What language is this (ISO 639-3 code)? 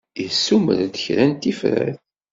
kab